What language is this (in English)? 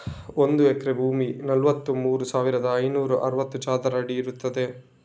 Kannada